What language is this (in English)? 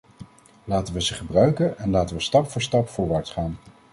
Dutch